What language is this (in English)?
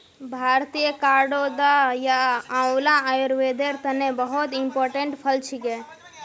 Magahi